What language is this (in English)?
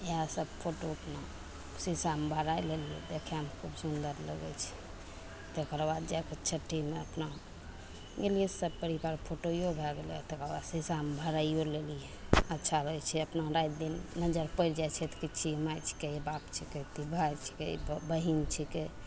Maithili